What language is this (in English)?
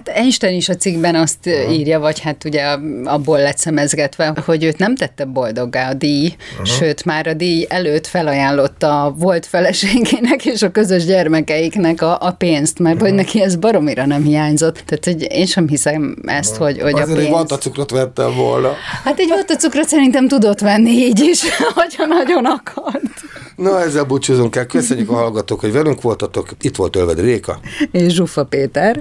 Hungarian